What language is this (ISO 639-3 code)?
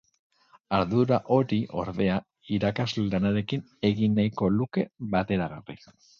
eus